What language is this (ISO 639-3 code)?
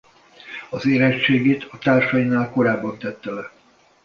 hun